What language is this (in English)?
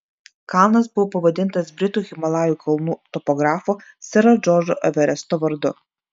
Lithuanian